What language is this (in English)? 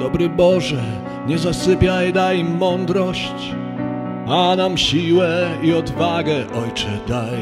Polish